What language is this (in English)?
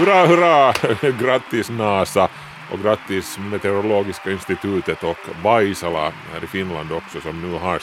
Swedish